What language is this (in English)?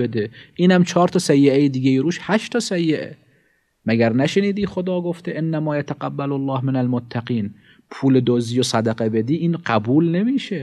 Persian